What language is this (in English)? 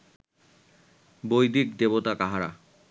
Bangla